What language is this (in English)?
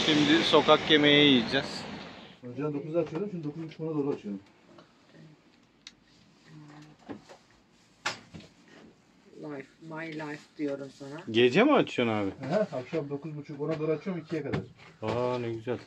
Turkish